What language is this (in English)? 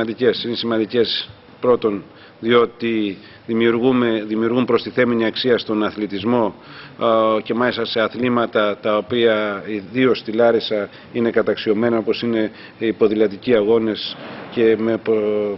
Greek